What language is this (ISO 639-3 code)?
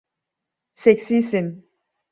tur